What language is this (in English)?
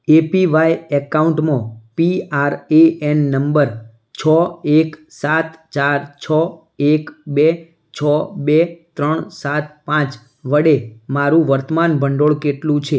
Gujarati